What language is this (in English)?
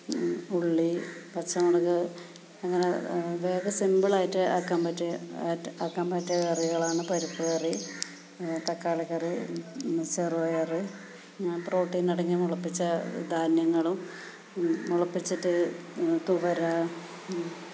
Malayalam